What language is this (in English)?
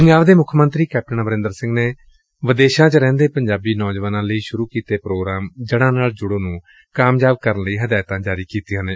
Punjabi